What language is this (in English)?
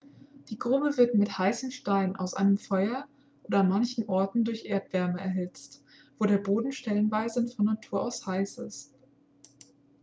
German